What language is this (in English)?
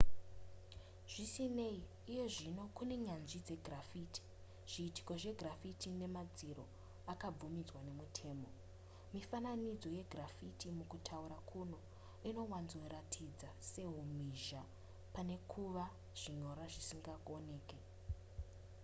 Shona